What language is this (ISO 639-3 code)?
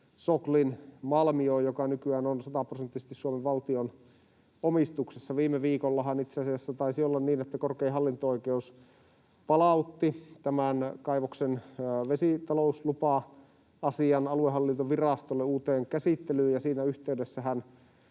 fin